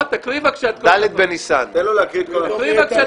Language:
Hebrew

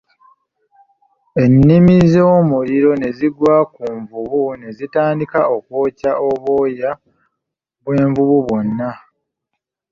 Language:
Ganda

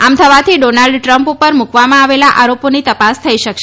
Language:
Gujarati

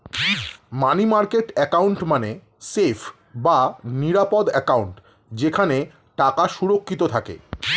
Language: Bangla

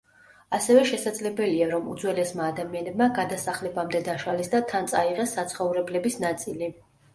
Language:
Georgian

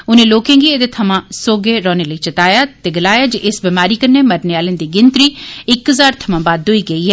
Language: Dogri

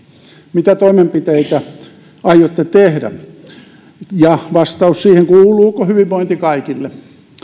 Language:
Finnish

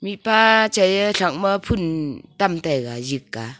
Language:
Wancho Naga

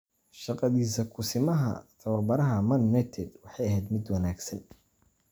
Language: Somali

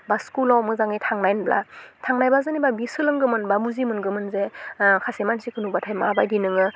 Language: Bodo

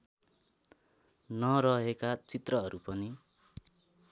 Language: Nepali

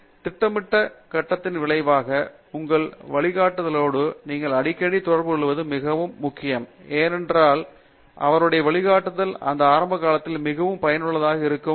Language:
Tamil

